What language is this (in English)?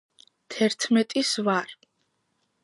Georgian